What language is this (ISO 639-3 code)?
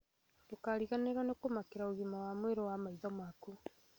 kik